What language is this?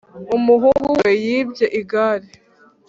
Kinyarwanda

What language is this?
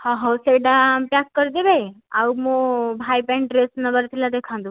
Odia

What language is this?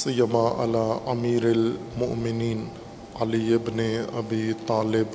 Urdu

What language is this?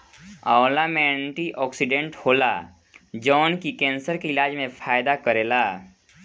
Bhojpuri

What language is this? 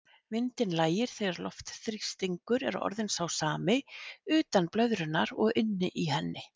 Icelandic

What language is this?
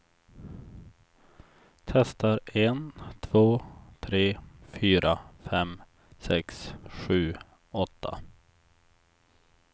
Swedish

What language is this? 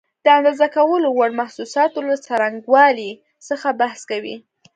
Pashto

